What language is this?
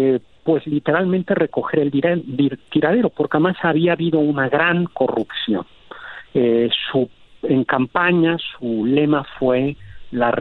Spanish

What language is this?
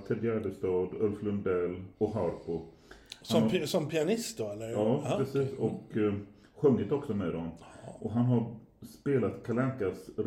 Swedish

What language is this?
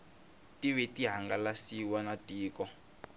Tsonga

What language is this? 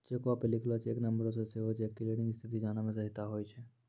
Maithili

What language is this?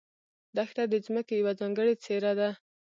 Pashto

